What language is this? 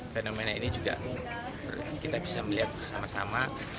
Indonesian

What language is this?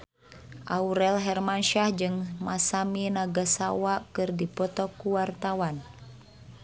Sundanese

